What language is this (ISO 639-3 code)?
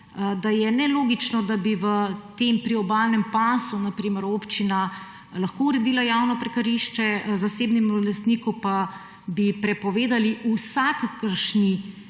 slv